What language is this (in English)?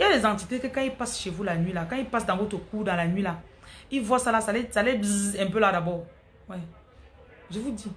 French